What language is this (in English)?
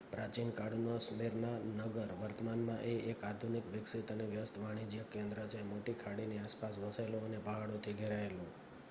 Gujarati